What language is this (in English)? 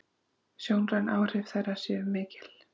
Icelandic